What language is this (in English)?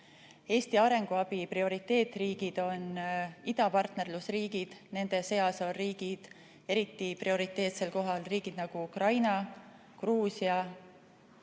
Estonian